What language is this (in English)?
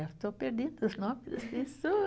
Portuguese